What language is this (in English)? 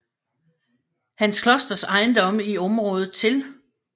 Danish